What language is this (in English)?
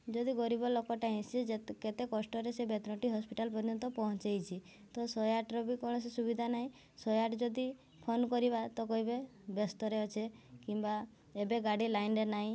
Odia